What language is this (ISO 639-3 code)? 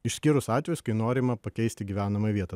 lit